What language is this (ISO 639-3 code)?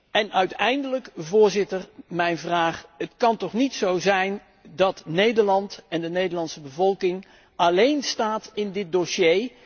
nld